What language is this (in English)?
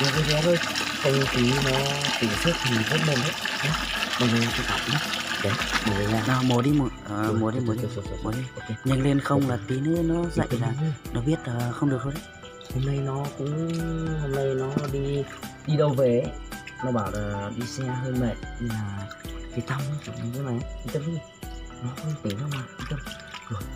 Vietnamese